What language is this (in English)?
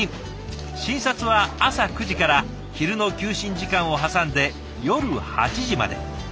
Japanese